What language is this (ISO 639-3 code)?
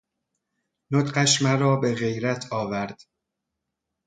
fas